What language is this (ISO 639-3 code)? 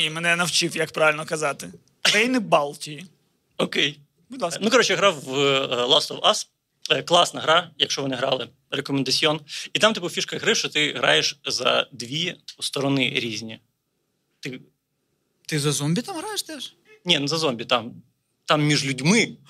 ukr